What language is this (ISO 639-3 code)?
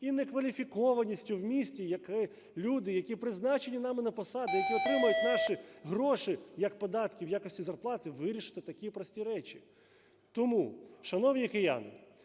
ukr